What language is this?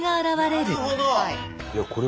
Japanese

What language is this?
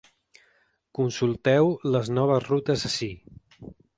Catalan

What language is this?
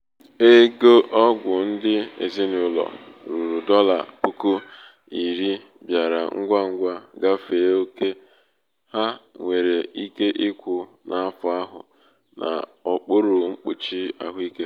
Igbo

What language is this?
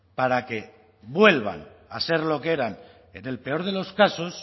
Spanish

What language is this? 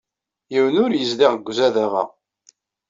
Kabyle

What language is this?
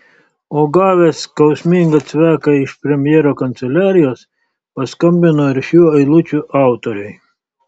Lithuanian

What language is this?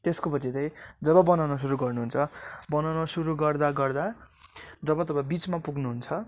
Nepali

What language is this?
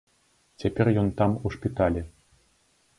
Belarusian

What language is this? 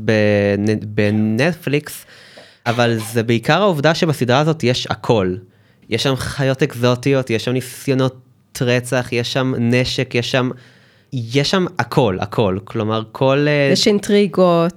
Hebrew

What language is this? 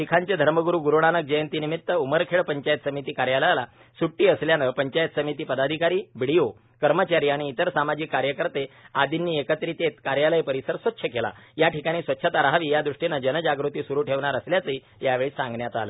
Marathi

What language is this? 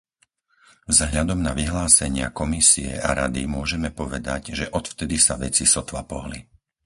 Slovak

